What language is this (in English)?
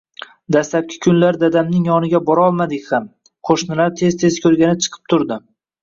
Uzbek